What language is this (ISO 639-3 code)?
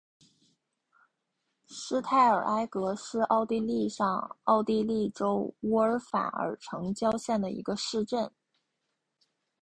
zho